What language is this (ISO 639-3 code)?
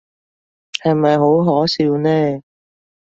yue